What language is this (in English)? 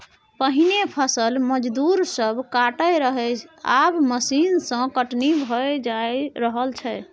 Maithili